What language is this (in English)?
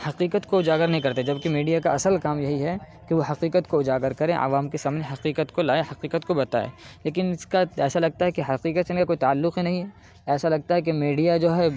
Urdu